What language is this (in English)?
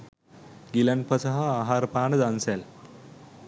Sinhala